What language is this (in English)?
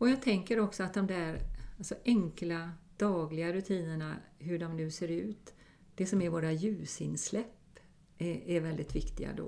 Swedish